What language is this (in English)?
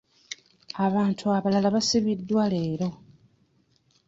Ganda